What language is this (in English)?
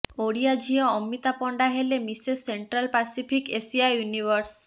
Odia